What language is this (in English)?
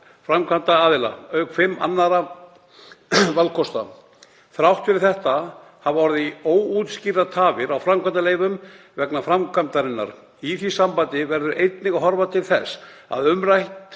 Icelandic